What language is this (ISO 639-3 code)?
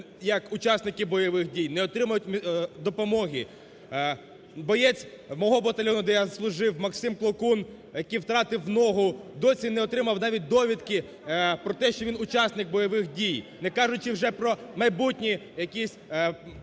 ukr